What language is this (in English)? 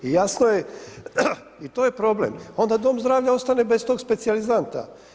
Croatian